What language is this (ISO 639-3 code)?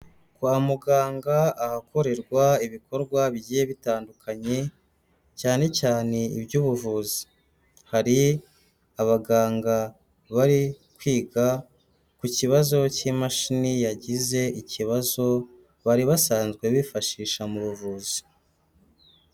kin